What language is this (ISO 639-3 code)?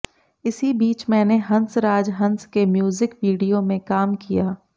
hin